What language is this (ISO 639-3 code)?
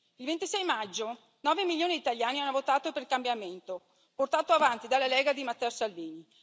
ita